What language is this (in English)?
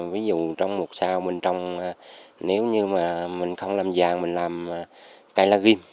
Vietnamese